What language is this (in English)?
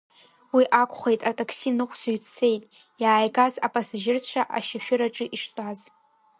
Abkhazian